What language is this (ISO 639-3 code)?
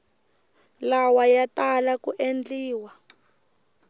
tso